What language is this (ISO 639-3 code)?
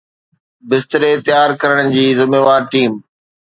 snd